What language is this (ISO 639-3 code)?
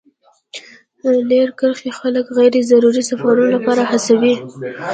pus